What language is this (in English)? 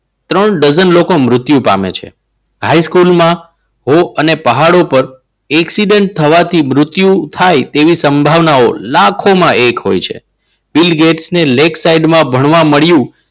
Gujarati